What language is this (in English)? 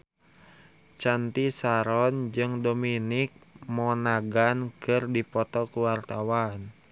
Sundanese